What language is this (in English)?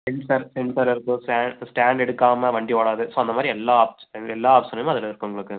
Tamil